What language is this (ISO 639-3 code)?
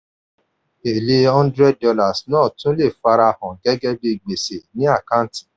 yor